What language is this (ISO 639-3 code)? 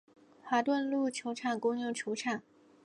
zho